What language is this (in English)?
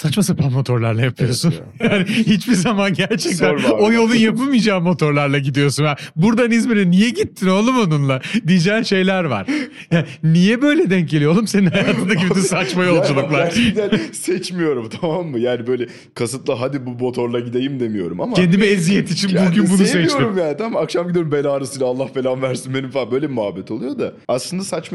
Turkish